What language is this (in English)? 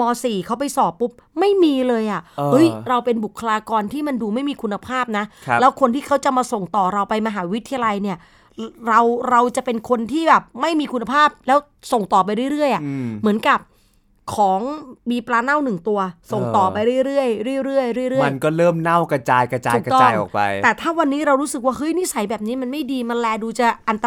Thai